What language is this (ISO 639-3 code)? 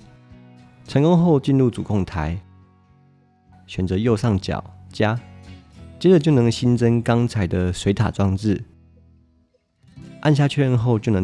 zho